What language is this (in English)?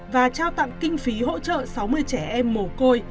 Vietnamese